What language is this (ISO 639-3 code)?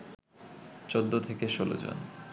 ben